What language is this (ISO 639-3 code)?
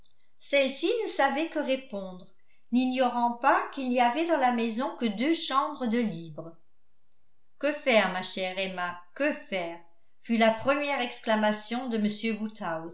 fra